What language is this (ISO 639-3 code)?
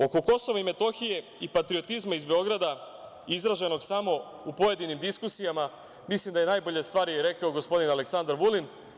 srp